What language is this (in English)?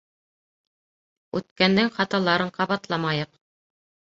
Bashkir